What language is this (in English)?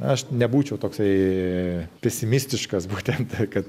Lithuanian